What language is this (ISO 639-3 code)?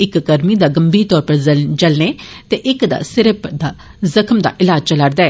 doi